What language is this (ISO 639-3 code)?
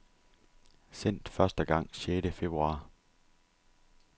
dan